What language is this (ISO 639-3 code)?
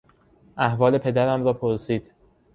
fas